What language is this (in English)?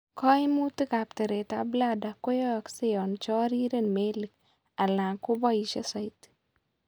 Kalenjin